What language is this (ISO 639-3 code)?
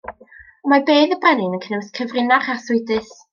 cym